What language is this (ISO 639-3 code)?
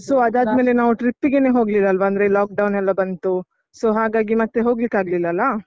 kan